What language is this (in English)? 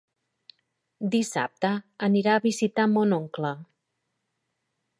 Catalan